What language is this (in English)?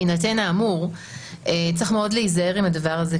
Hebrew